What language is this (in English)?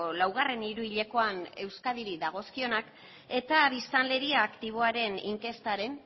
Basque